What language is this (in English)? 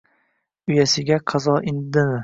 Uzbek